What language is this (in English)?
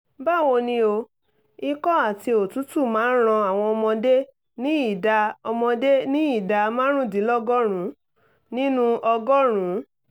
Yoruba